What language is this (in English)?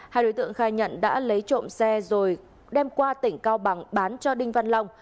Vietnamese